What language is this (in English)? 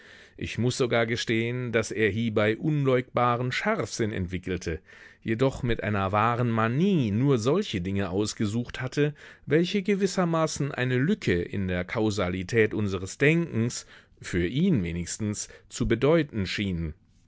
German